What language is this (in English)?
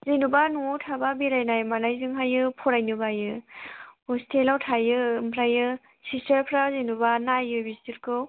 Bodo